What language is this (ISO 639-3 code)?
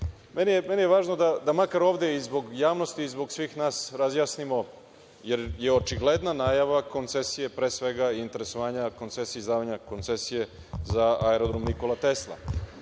srp